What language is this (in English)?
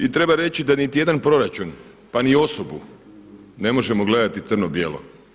Croatian